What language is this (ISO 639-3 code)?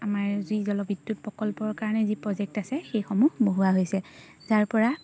asm